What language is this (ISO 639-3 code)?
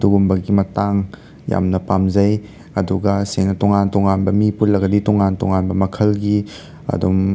mni